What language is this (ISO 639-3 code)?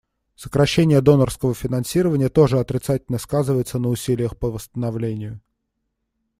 rus